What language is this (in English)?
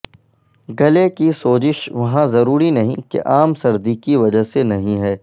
Urdu